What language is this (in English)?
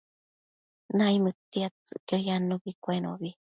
Matsés